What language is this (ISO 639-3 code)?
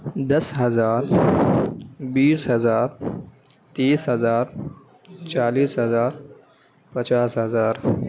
urd